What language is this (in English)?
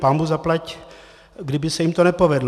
Czech